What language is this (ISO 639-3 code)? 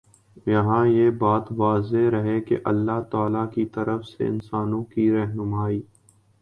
urd